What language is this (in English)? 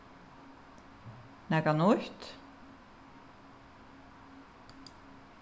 Faroese